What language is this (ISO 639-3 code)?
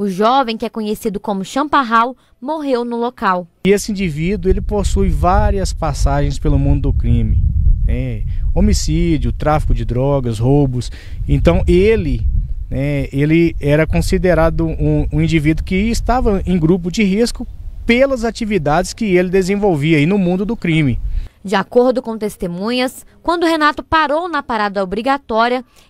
por